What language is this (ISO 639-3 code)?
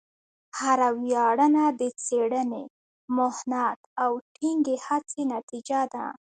pus